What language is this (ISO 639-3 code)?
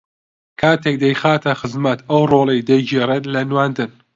ckb